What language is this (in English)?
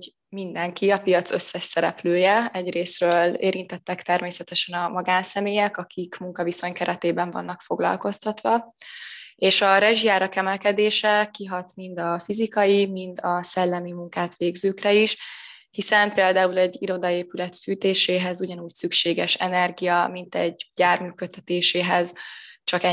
Hungarian